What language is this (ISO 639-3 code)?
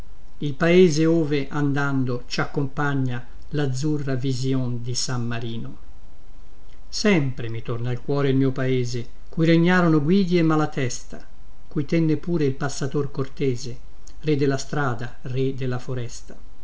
ita